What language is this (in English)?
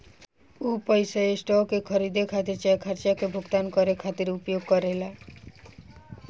Bhojpuri